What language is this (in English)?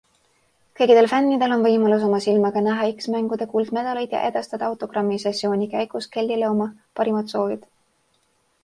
Estonian